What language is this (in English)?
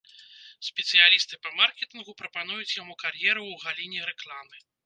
Belarusian